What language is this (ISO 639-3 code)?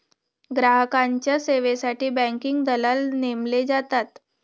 mar